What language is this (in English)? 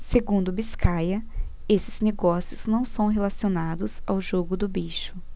Portuguese